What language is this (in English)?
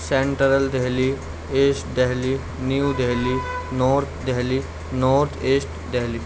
Urdu